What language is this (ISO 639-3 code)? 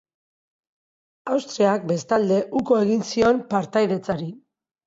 eus